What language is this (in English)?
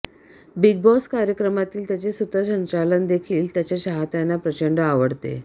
Marathi